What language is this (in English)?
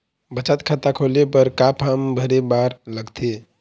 Chhattisgarhi